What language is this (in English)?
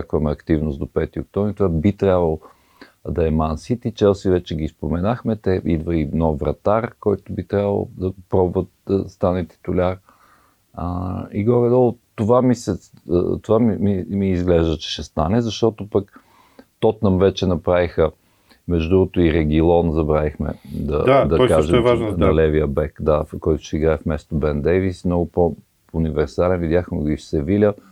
Bulgarian